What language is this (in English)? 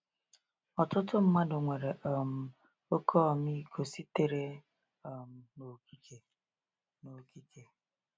Igbo